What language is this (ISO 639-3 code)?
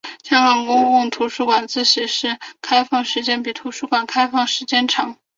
zho